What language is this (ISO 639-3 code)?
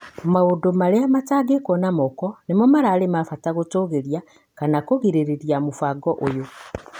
kik